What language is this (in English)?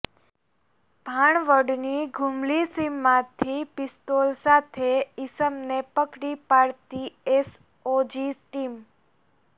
Gujarati